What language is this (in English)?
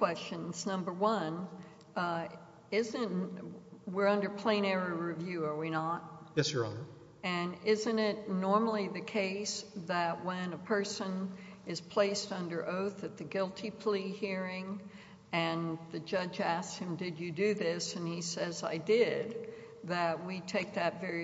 English